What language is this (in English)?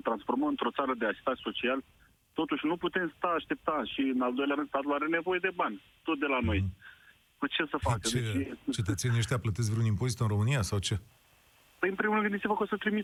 Romanian